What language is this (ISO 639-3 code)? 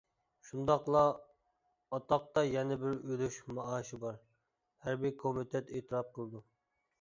uig